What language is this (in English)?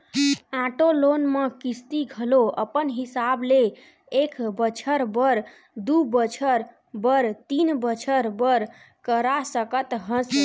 Chhattisgarhi